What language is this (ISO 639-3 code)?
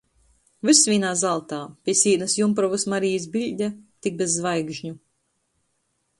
ltg